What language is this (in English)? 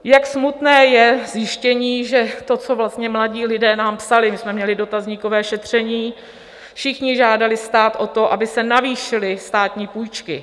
Czech